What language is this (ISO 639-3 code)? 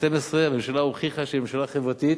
heb